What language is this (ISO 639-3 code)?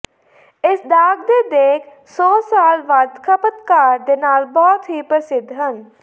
pan